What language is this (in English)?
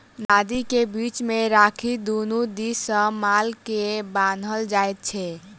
Maithili